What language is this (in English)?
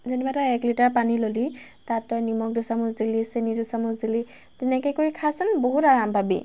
Assamese